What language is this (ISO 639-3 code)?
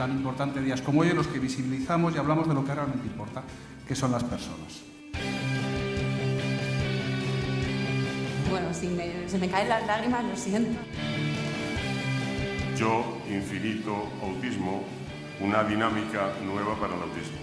spa